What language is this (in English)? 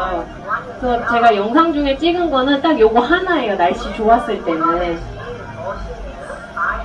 Korean